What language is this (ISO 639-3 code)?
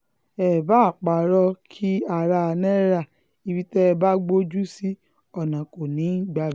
yor